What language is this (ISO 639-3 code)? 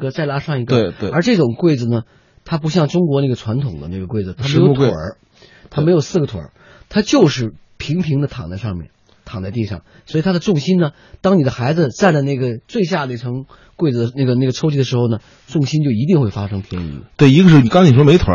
zho